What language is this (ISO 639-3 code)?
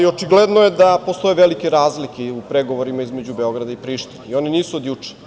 srp